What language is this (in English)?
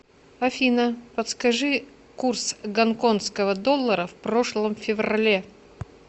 Russian